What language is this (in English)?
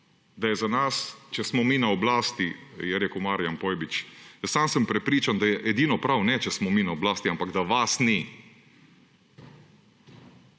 Slovenian